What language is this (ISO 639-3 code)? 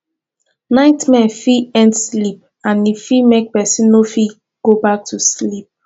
pcm